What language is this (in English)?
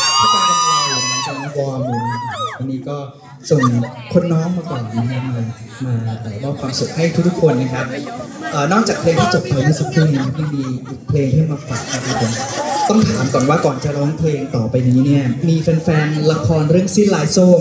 Thai